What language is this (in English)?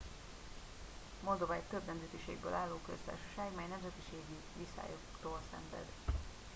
Hungarian